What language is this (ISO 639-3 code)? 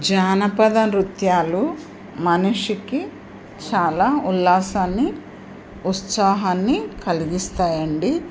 tel